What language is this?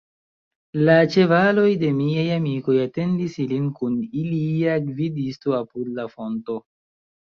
Esperanto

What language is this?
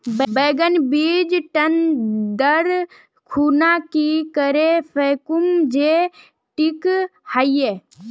Magahi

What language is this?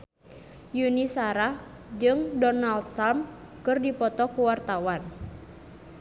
Sundanese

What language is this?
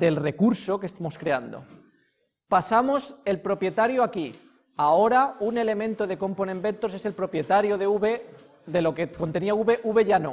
Spanish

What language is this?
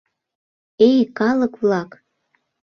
Mari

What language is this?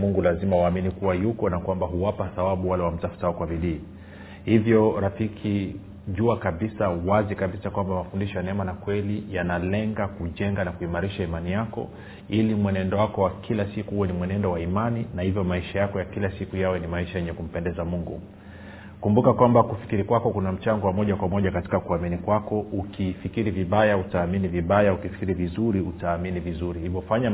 Swahili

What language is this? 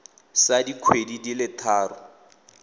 Tswana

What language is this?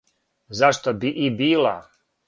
Serbian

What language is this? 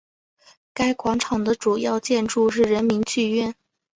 Chinese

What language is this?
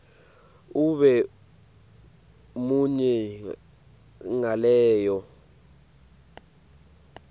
Swati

